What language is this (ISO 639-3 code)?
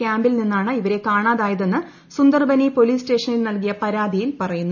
mal